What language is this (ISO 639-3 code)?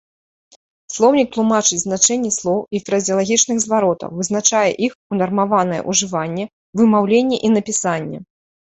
bel